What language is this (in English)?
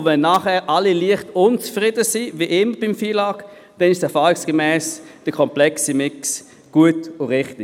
Swiss German